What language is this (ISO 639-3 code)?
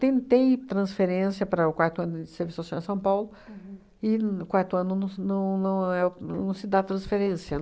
por